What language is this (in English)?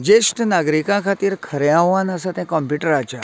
Konkani